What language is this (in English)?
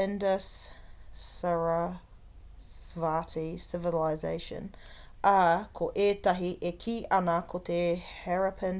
Māori